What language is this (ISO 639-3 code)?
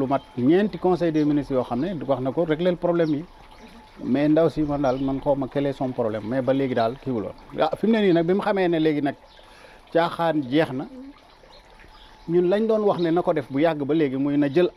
fra